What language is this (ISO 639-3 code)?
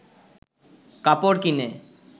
ben